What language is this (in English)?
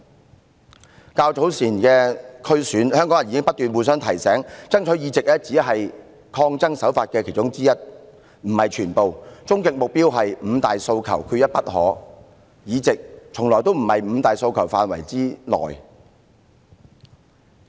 Cantonese